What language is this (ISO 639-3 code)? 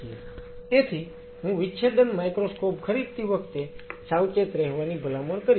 guj